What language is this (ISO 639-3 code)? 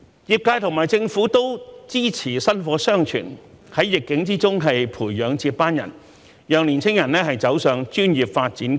yue